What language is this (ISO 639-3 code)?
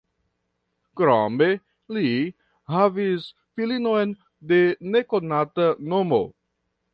epo